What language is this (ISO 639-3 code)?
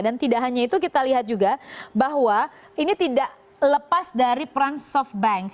ind